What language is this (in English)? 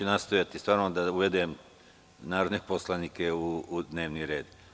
Serbian